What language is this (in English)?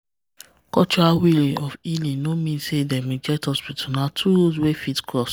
Nigerian Pidgin